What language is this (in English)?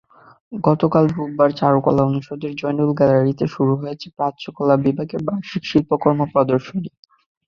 Bangla